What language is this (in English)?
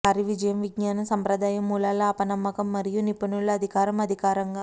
Telugu